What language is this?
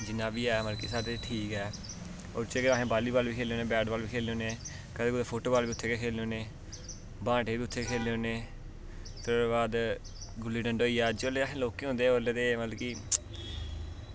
Dogri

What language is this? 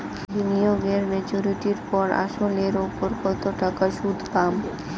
Bangla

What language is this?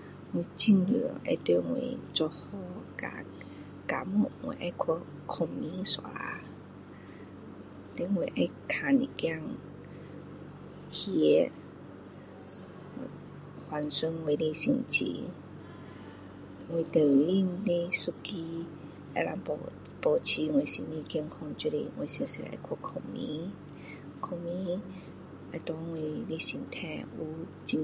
Min Dong Chinese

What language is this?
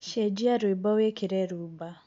Kikuyu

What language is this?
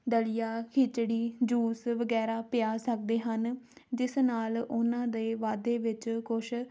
Punjabi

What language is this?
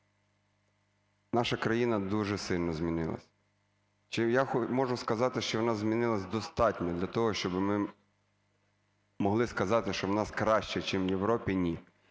Ukrainian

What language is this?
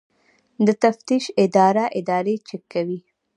Pashto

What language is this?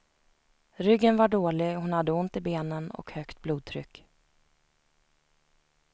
Swedish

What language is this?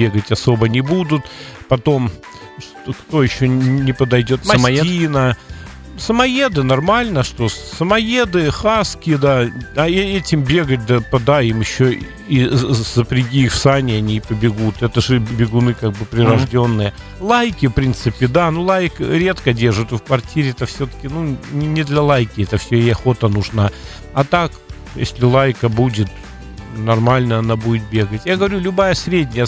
Russian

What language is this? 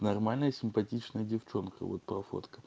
Russian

